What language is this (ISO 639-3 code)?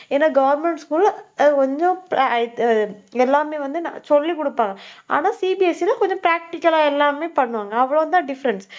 tam